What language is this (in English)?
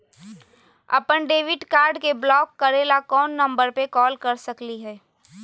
Magahi